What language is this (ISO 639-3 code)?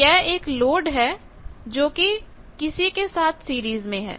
hin